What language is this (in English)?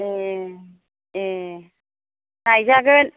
Bodo